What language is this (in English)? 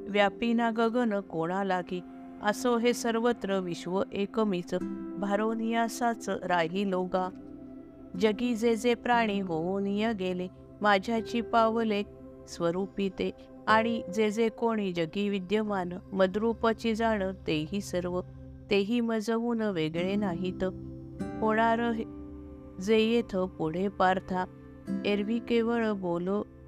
Marathi